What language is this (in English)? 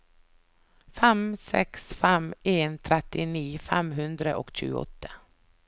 Norwegian